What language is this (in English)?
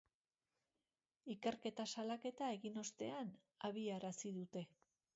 Basque